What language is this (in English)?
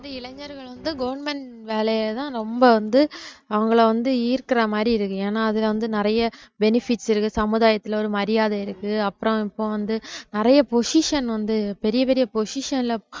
Tamil